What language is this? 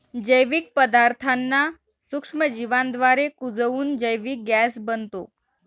Marathi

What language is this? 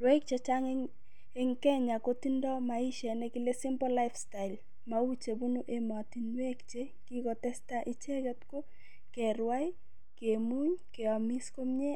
Kalenjin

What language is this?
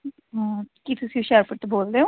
Punjabi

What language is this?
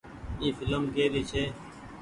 Goaria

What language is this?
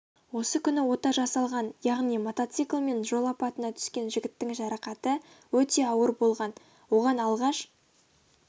Kazakh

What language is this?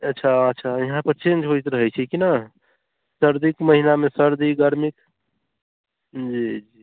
Maithili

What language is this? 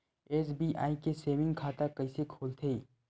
Chhattisgarhi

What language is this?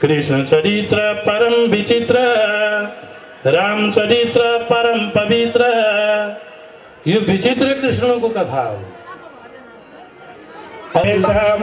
Arabic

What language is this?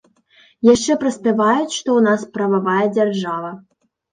Belarusian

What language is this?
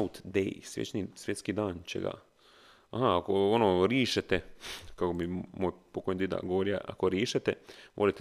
Croatian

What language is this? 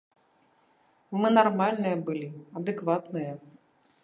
Belarusian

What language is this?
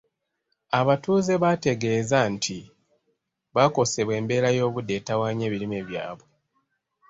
Ganda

